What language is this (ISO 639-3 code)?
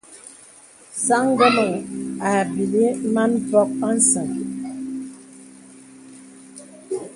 beb